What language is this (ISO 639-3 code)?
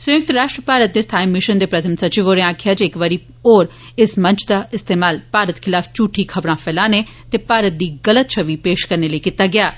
doi